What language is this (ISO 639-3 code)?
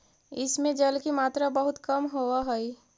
mag